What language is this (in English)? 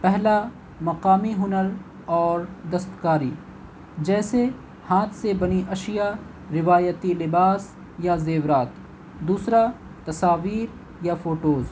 Urdu